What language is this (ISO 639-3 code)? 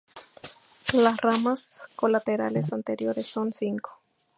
spa